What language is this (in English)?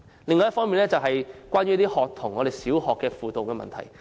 Cantonese